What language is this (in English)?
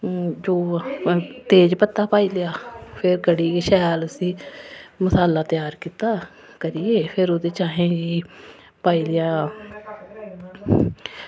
Dogri